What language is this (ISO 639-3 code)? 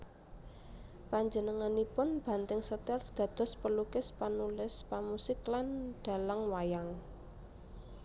jav